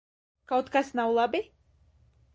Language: Latvian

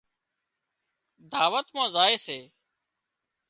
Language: Wadiyara Koli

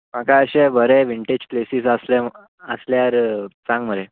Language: Konkani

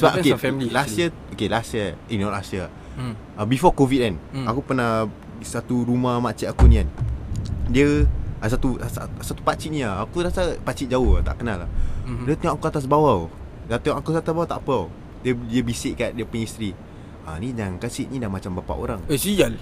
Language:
Malay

